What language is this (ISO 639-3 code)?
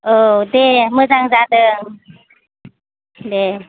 brx